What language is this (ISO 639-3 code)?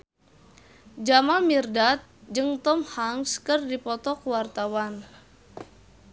sun